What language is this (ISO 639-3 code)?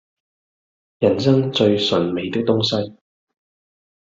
yue